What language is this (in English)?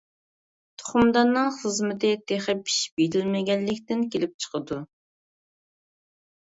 Uyghur